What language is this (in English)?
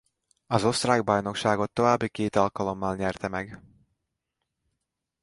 Hungarian